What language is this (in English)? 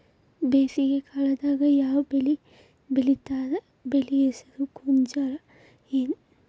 Kannada